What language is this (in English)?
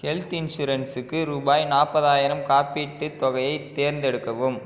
Tamil